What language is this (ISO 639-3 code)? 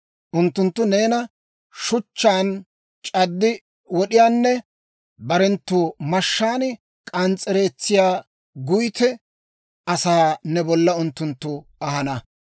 dwr